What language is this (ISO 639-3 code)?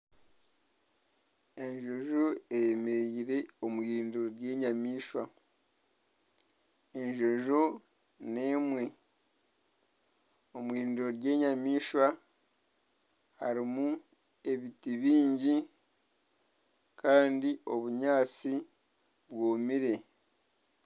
nyn